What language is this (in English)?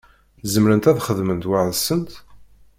Kabyle